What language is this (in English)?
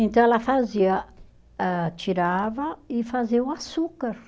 Portuguese